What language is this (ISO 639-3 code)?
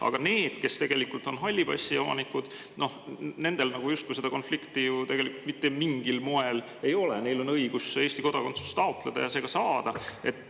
est